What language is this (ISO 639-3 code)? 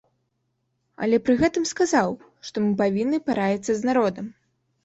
bel